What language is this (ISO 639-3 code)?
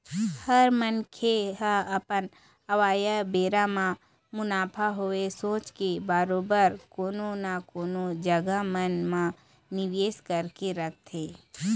hne